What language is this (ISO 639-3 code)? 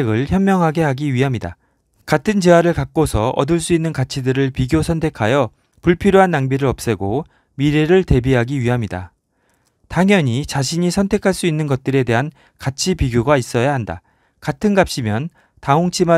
kor